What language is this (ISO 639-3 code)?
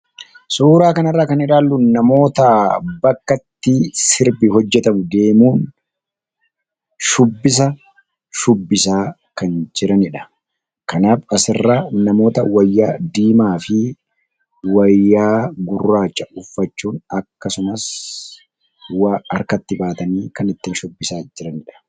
orm